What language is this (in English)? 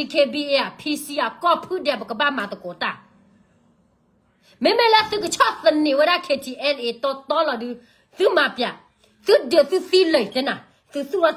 Thai